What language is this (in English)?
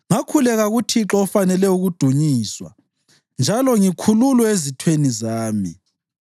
North Ndebele